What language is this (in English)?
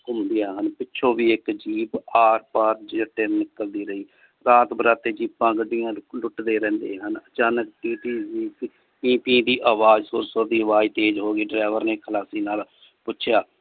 Punjabi